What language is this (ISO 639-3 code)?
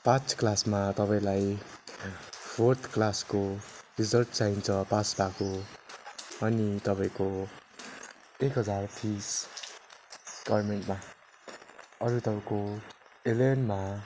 nep